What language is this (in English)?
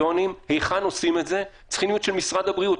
Hebrew